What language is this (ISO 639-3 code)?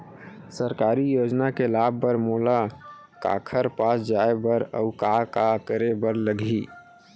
hne